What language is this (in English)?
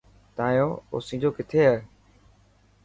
Dhatki